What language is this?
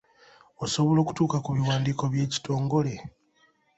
Ganda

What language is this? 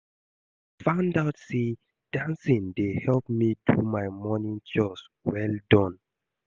Nigerian Pidgin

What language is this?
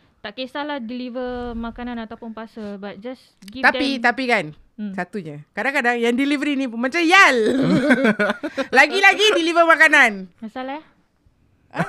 Malay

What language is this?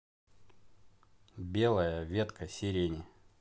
Russian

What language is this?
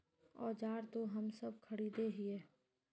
Magahi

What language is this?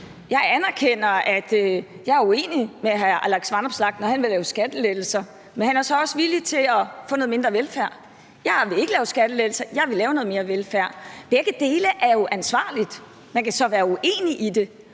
Danish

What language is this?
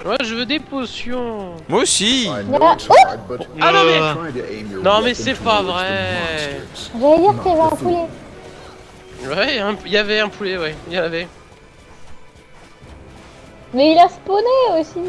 French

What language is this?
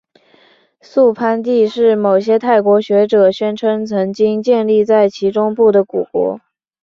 Chinese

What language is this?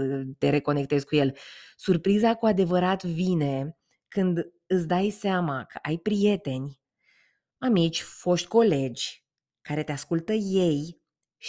Romanian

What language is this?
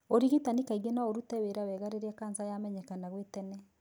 Kikuyu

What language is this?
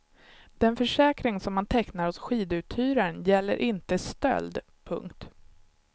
Swedish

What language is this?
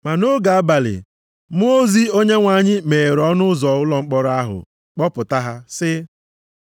Igbo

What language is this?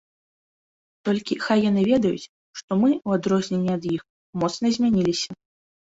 Belarusian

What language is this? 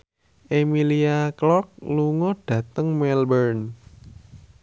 Javanese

